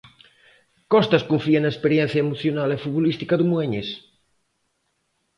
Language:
Galician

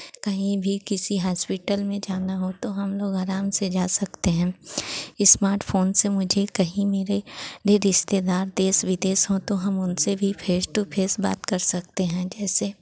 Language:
Hindi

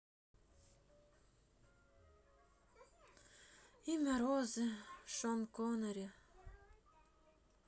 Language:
Russian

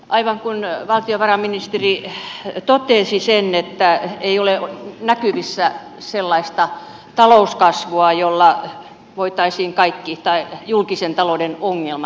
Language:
Finnish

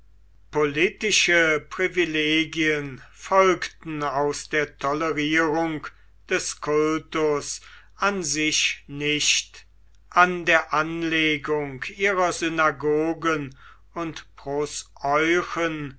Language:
German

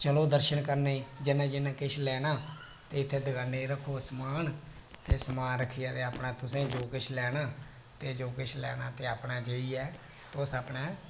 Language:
Dogri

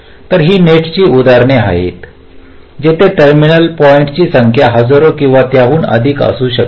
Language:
Marathi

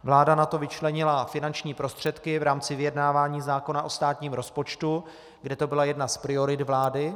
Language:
Czech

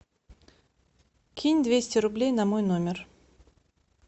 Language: Russian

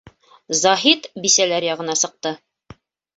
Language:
Bashkir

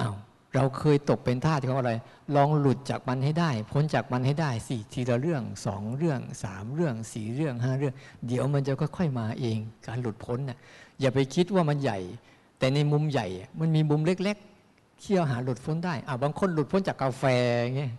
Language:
Thai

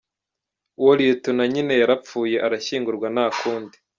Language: Kinyarwanda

